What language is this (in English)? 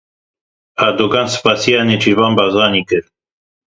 Kurdish